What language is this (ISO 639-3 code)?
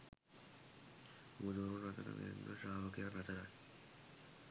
sin